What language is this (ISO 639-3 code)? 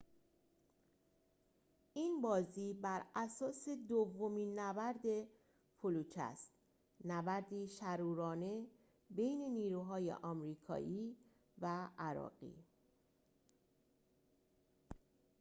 fas